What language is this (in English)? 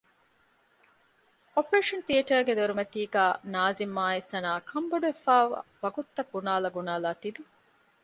Divehi